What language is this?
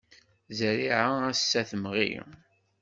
Kabyle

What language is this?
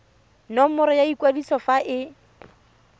Tswana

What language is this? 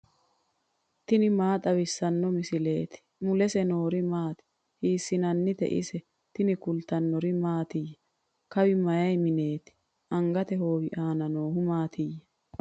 Sidamo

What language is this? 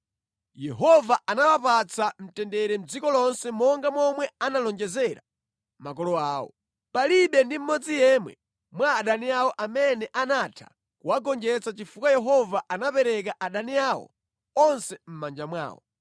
Nyanja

